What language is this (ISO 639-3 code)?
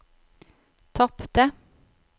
nor